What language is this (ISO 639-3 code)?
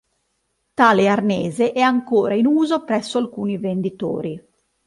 ita